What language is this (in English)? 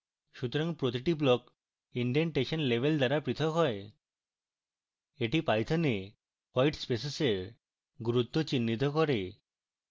Bangla